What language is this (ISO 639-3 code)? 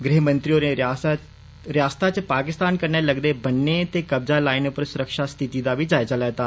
doi